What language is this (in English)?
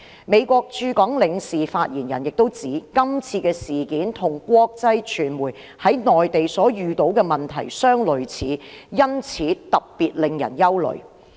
Cantonese